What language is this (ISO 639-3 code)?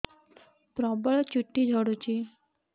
ori